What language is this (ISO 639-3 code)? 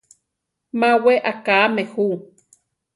tar